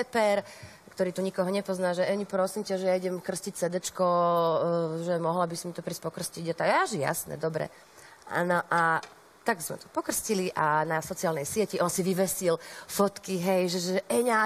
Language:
Slovak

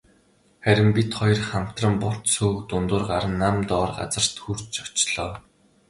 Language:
Mongolian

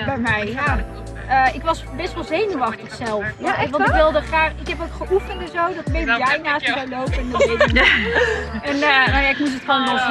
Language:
Dutch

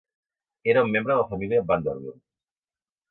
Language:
Catalan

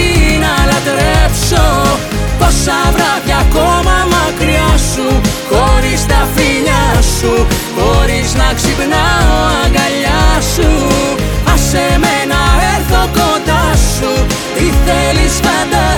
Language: Greek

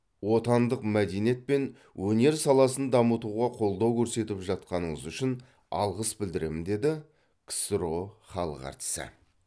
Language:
Kazakh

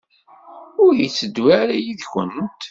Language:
Kabyle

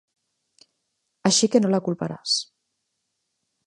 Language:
Catalan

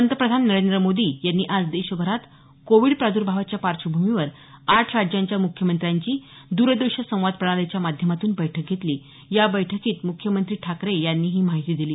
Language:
Marathi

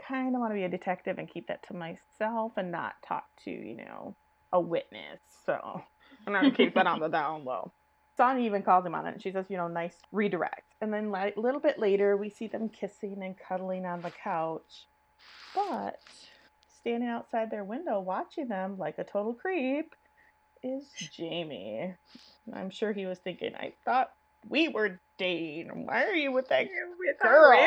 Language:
English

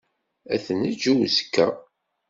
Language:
Kabyle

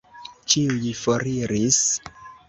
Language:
Esperanto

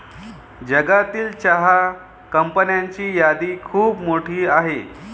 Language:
Marathi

